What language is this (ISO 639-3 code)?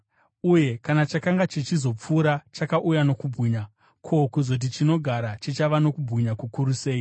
sna